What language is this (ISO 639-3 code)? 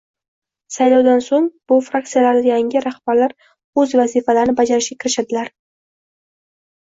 uzb